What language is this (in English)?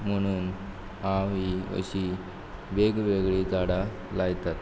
Konkani